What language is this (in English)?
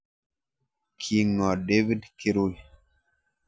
Kalenjin